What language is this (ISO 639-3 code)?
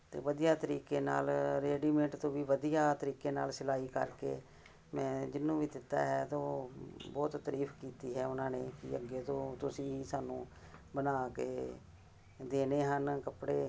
pan